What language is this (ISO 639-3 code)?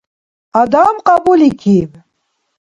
dar